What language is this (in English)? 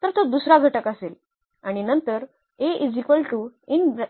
Marathi